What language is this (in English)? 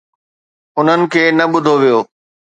Sindhi